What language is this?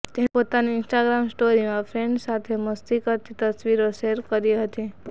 Gujarati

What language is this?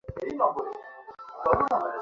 Bangla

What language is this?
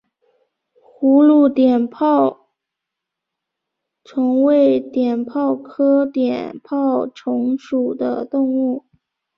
Chinese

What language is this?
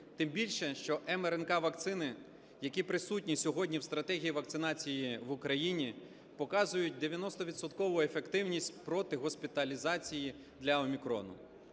Ukrainian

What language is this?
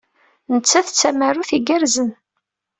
Kabyle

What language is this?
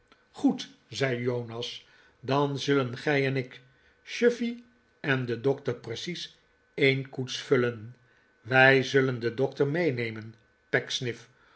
Dutch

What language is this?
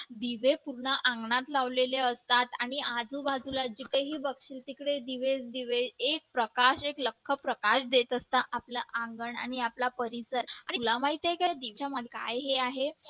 Marathi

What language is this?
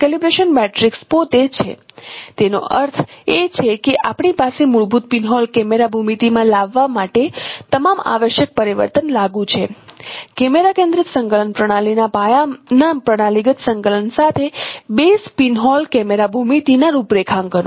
Gujarati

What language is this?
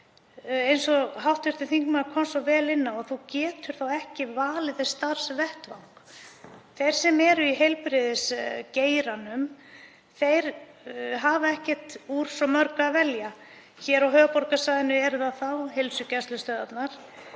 Icelandic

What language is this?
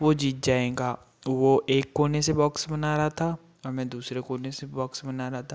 Hindi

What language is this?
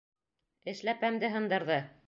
Bashkir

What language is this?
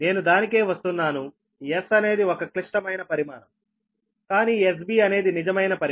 Telugu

